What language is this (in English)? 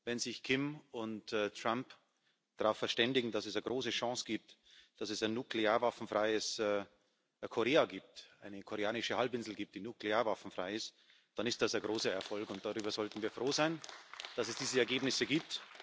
German